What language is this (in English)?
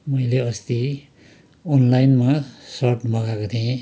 Nepali